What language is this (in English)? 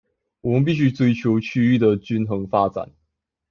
Chinese